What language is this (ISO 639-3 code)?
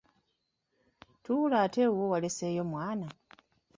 lug